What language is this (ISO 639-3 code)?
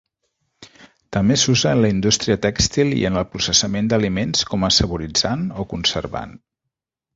cat